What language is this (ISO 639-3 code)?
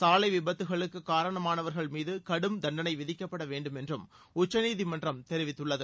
tam